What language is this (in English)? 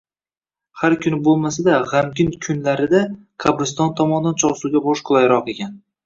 Uzbek